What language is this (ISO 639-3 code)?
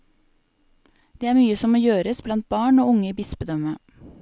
nor